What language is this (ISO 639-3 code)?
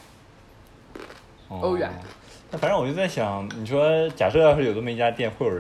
zho